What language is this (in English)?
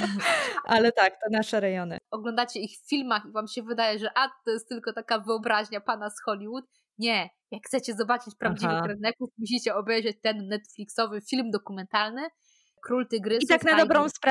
Polish